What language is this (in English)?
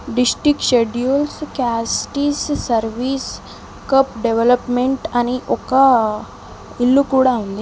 Telugu